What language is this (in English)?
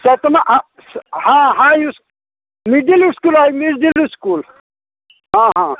Maithili